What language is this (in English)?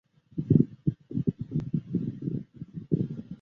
Chinese